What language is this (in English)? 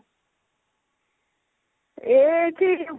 Odia